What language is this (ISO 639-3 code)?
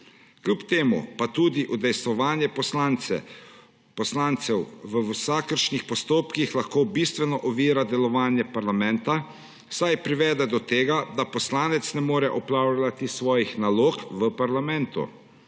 slv